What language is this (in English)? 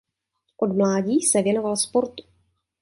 Czech